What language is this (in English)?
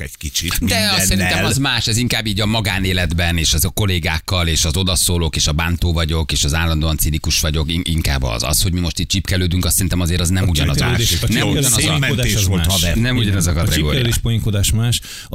Hungarian